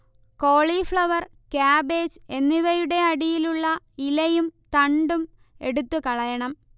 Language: Malayalam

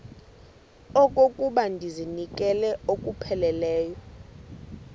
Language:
Xhosa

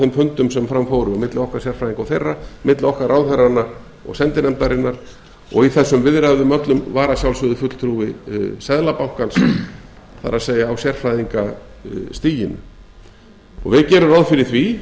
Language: Icelandic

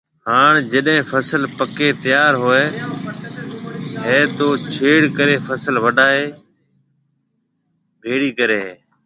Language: Marwari (Pakistan)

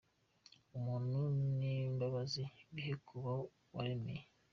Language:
Kinyarwanda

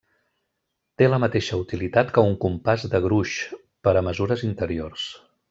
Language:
Catalan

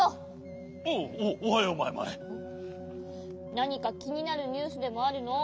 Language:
Japanese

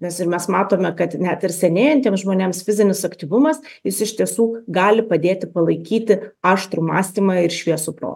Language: Lithuanian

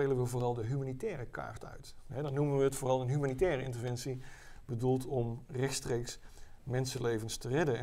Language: Dutch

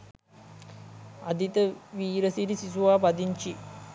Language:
Sinhala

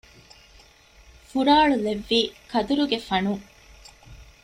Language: Divehi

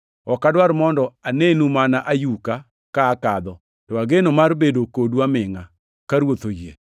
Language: Luo (Kenya and Tanzania)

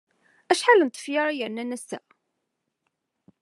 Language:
Kabyle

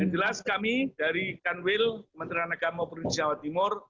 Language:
Indonesian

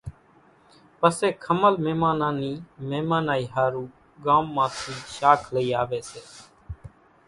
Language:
Kachi Koli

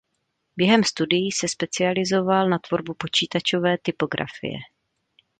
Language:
Czech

